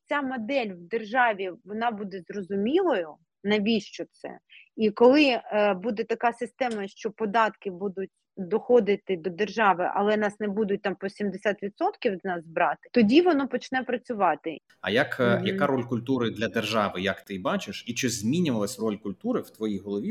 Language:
Ukrainian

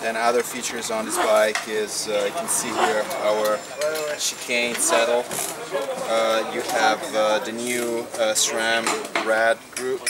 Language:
English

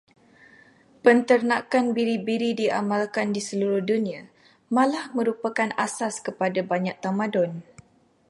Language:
Malay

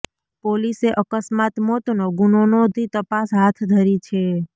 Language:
Gujarati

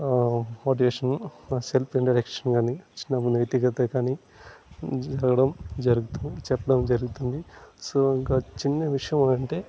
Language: Telugu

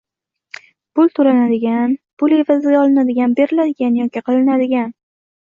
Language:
Uzbek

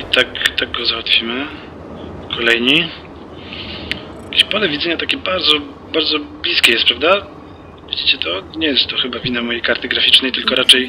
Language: Polish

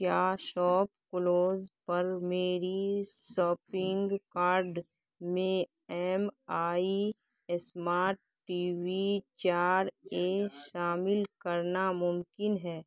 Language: Urdu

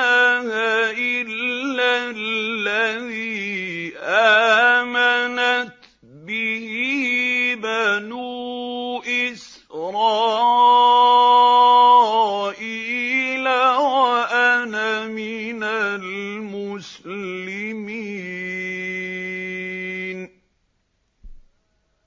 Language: Arabic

